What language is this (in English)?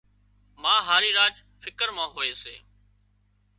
Wadiyara Koli